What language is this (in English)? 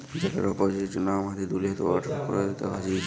Bangla